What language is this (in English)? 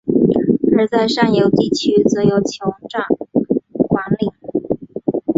Chinese